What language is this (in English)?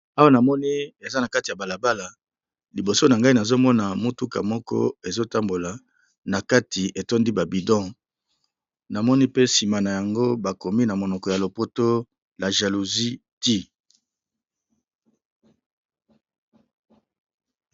Lingala